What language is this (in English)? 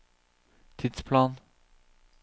Norwegian